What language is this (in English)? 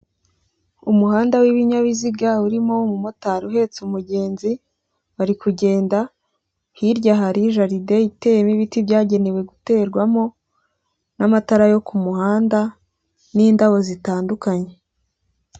Kinyarwanda